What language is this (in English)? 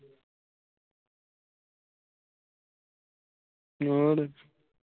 Punjabi